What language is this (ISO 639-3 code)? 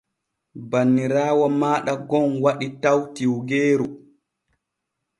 fue